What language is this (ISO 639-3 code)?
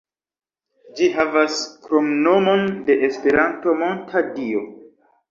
epo